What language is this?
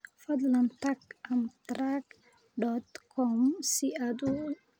Somali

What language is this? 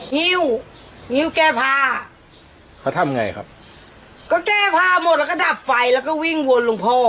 Thai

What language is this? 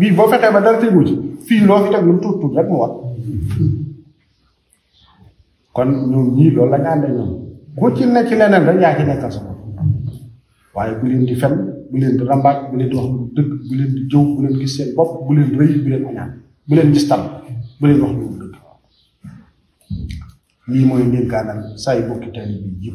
Arabic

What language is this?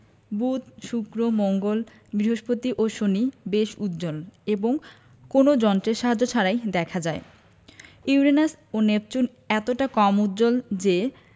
Bangla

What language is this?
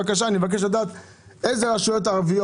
Hebrew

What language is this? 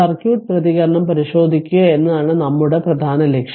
Malayalam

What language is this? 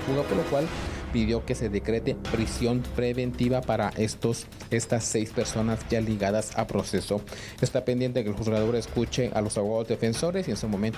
Spanish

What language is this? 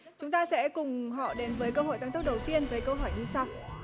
Vietnamese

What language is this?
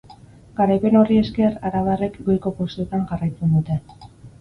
Basque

